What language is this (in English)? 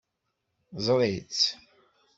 Kabyle